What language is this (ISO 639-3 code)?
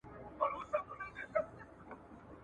pus